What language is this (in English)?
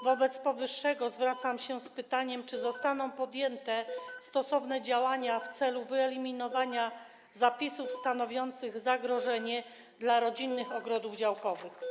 Polish